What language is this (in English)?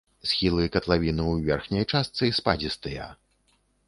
Belarusian